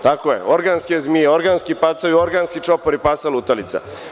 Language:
Serbian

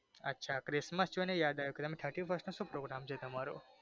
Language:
Gujarati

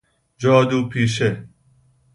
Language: Persian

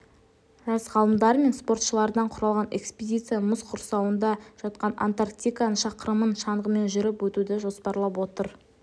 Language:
Kazakh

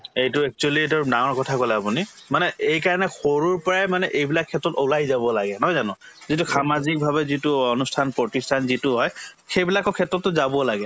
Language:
Assamese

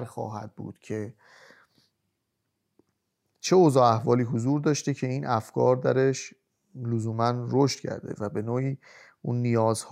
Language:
Persian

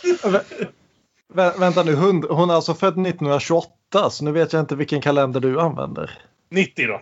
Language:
Swedish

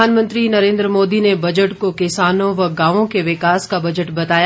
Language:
Hindi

